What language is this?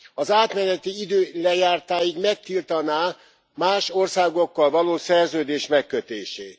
Hungarian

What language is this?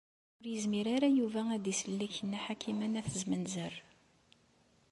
Kabyle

